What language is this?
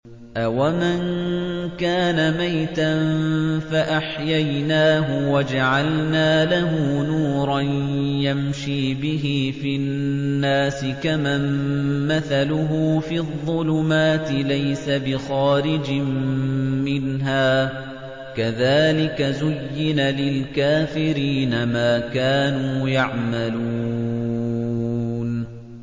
Arabic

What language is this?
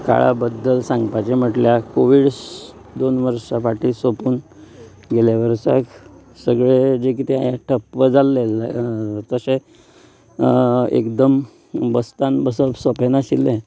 Konkani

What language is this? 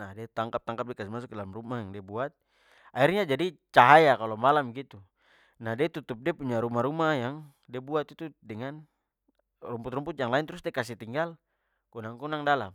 Papuan Malay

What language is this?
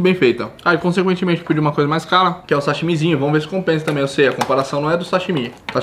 Portuguese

